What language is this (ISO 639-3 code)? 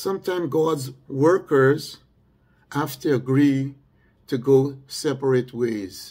eng